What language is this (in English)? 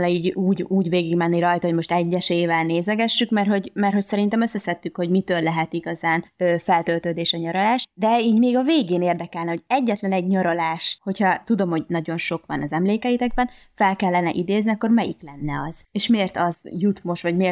Hungarian